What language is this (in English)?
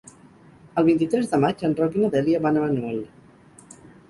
Catalan